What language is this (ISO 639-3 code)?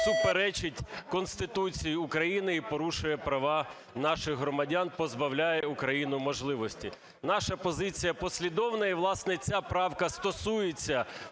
ukr